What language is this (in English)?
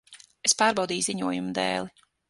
Latvian